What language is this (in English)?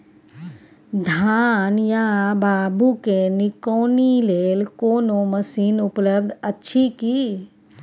Maithili